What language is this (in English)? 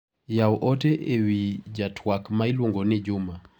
Luo (Kenya and Tanzania)